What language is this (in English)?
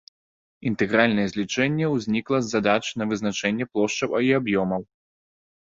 Belarusian